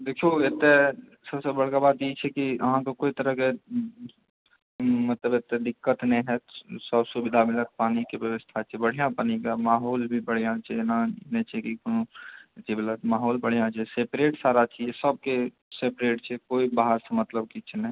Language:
Maithili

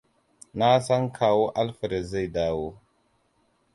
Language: Hausa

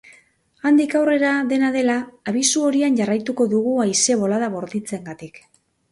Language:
Basque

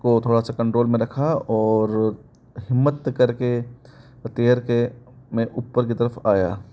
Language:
Hindi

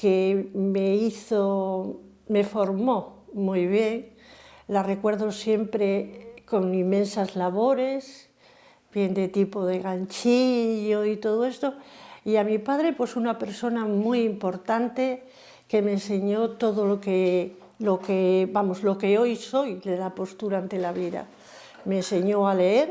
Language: Spanish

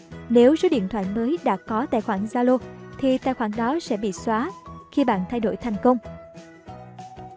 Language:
Vietnamese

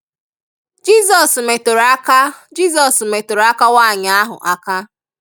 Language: Igbo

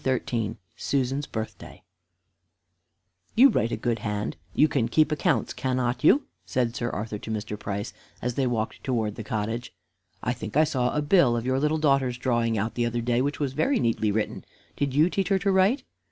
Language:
English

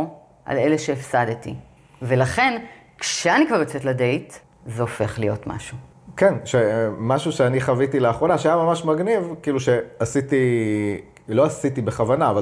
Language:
Hebrew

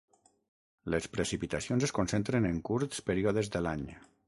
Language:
Catalan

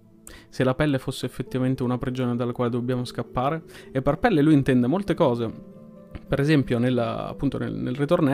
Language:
Italian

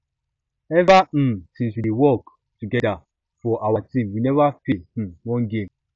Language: Nigerian Pidgin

